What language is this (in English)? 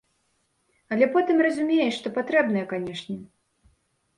Belarusian